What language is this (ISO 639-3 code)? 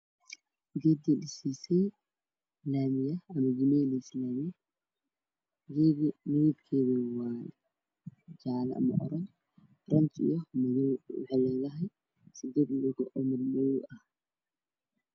som